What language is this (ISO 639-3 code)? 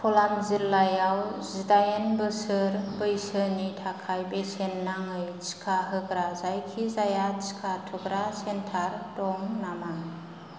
brx